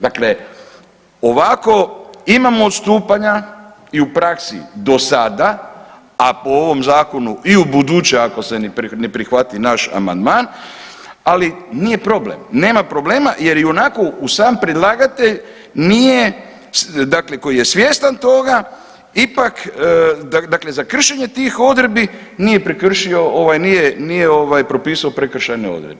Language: Croatian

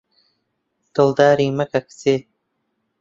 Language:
Central Kurdish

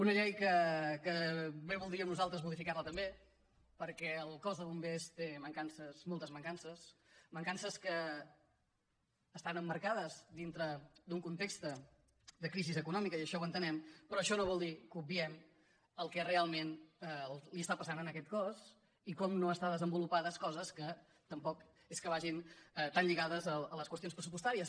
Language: Catalan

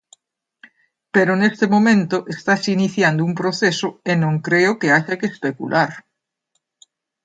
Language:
Galician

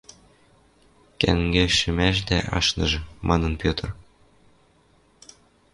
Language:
Western Mari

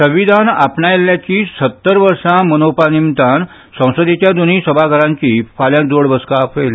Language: Konkani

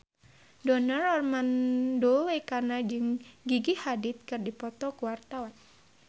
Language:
Sundanese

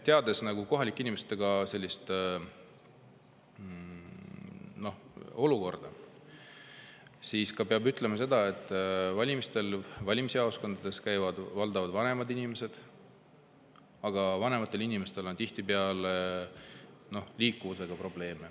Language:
Estonian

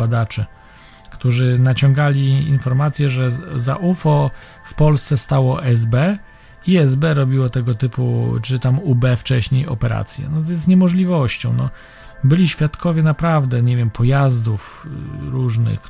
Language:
Polish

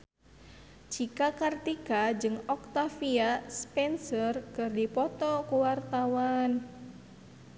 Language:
Sundanese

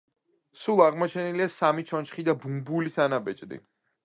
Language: Georgian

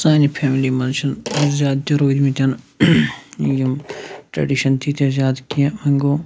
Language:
Kashmiri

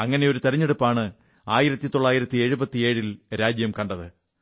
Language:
Malayalam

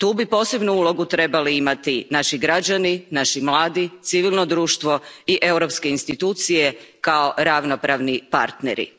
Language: Croatian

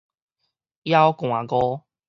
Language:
Min Nan Chinese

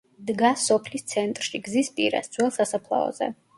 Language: Georgian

